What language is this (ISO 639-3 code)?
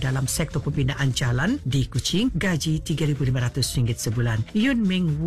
msa